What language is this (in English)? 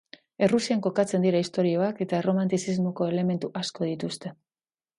Basque